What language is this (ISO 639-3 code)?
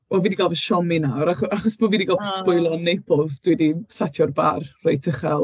cym